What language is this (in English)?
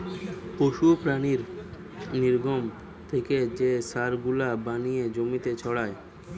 Bangla